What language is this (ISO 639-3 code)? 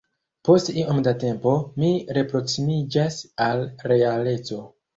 epo